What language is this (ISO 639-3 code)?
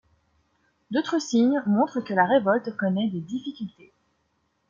fra